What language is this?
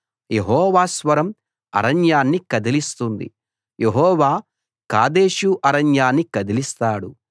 Telugu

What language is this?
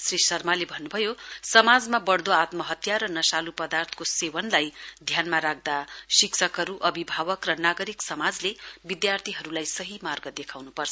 Nepali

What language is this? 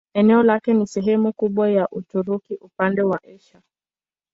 Swahili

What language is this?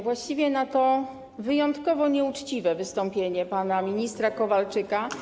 Polish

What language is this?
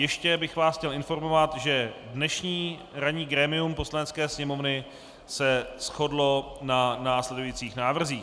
Czech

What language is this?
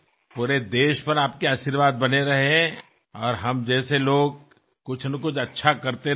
Marathi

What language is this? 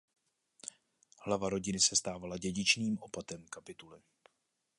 Czech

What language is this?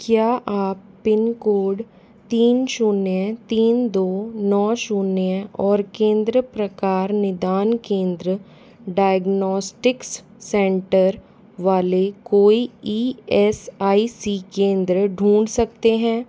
Hindi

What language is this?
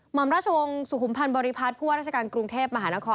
Thai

